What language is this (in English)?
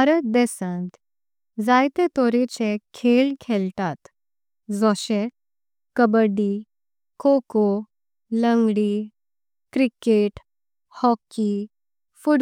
Konkani